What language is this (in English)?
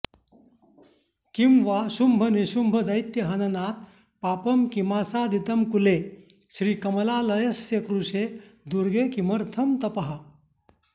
Sanskrit